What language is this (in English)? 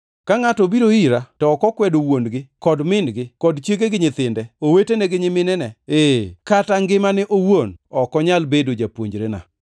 Luo (Kenya and Tanzania)